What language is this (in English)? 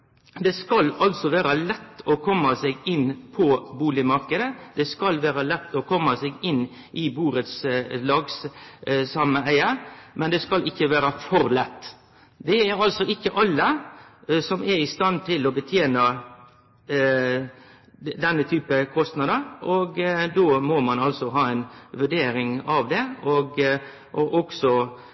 Norwegian Nynorsk